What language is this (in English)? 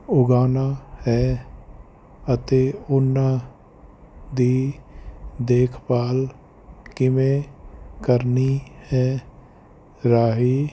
Punjabi